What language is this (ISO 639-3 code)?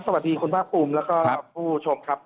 tha